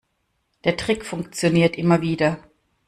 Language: German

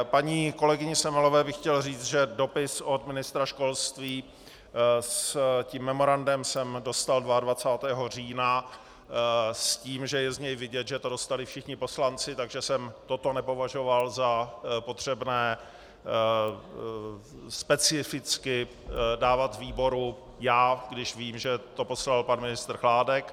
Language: Czech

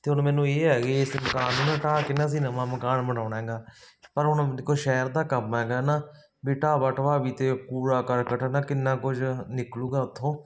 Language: Punjabi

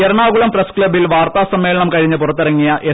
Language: Malayalam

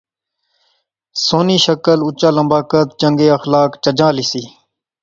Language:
Pahari-Potwari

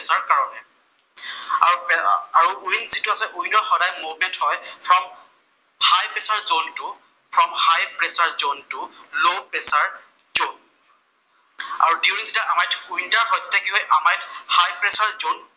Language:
Assamese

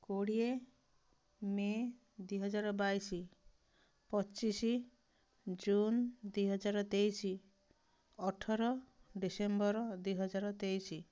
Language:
Odia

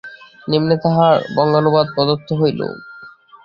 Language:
Bangla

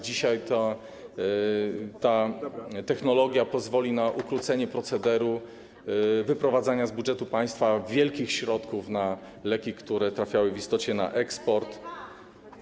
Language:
Polish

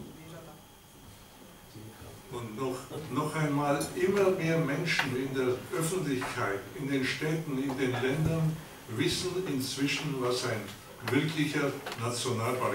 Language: Czech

